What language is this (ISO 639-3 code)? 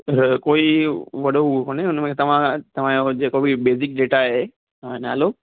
snd